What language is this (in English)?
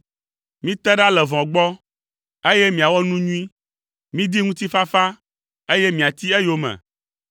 Ewe